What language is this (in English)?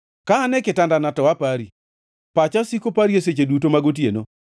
Luo (Kenya and Tanzania)